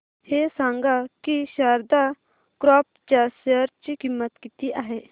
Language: Marathi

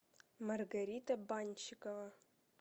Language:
Russian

